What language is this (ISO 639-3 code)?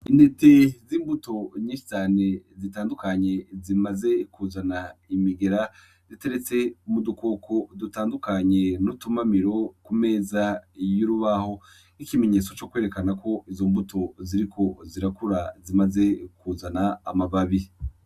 run